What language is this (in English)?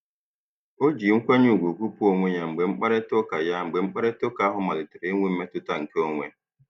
Igbo